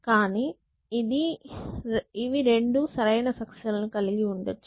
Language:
Telugu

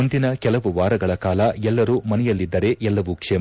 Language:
Kannada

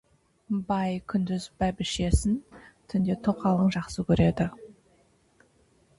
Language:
Kazakh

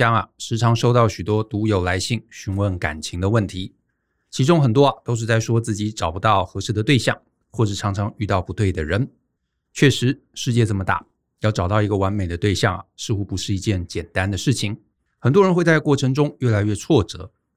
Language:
Chinese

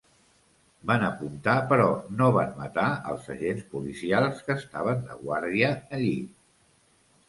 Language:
Catalan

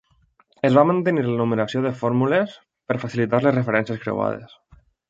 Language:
Catalan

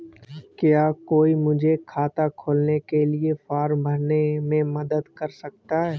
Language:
Hindi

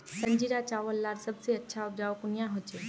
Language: Magahi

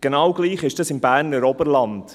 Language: Swiss German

